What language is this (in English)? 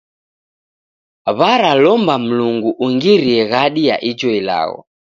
Taita